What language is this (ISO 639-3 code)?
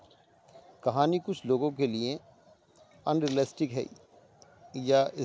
urd